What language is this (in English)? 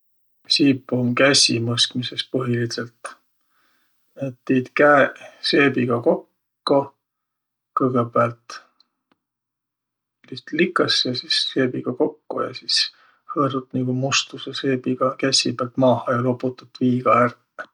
Võro